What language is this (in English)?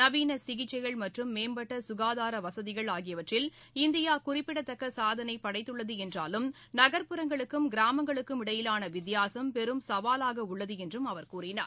Tamil